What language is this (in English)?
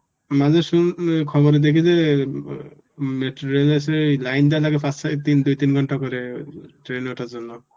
Bangla